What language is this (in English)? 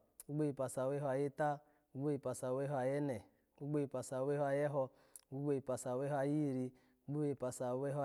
Alago